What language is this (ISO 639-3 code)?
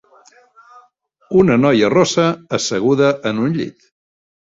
cat